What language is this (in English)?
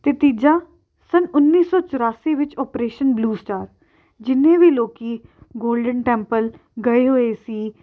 Punjabi